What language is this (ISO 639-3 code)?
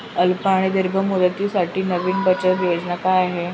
mar